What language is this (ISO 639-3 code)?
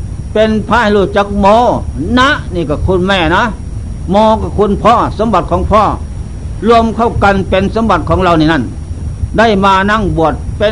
tha